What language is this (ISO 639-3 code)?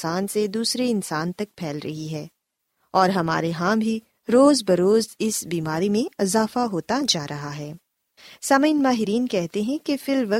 urd